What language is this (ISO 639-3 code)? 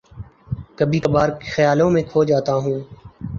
urd